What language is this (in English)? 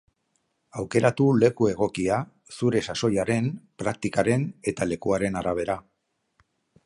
Basque